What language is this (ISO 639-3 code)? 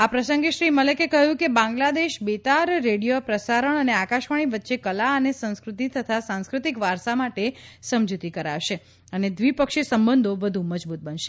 guj